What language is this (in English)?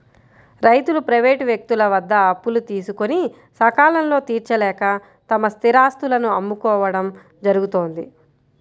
Telugu